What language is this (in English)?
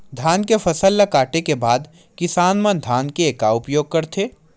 Chhattisgarhi